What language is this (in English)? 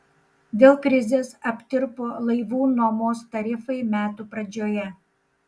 Lithuanian